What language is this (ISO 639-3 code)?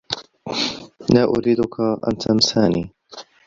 ara